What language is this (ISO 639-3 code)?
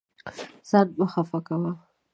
pus